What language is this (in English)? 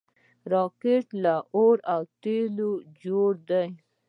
Pashto